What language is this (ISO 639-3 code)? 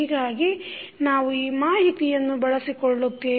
kan